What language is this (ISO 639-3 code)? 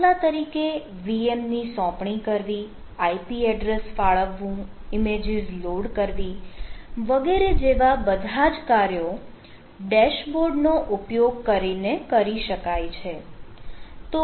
guj